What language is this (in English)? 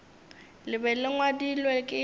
Northern Sotho